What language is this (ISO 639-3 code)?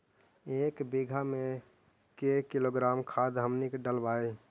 mag